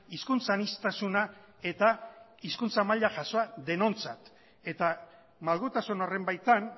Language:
Basque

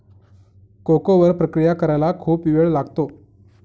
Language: Marathi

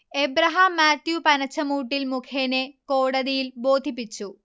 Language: Malayalam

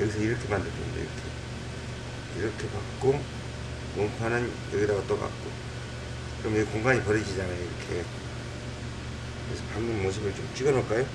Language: Korean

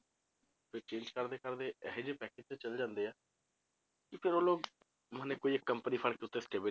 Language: Punjabi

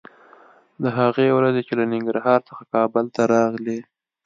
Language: Pashto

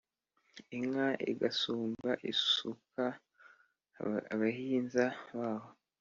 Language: Kinyarwanda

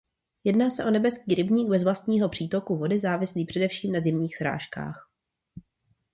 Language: Czech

